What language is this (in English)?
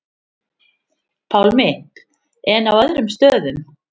Icelandic